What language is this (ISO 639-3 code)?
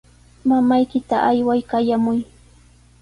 qws